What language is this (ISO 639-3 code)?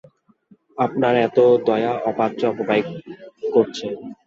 ben